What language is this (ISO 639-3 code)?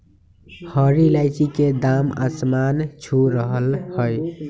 mag